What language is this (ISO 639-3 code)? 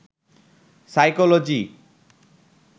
ben